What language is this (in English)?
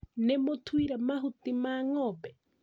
Kikuyu